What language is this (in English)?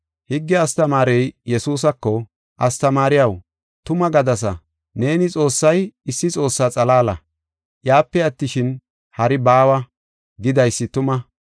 Gofa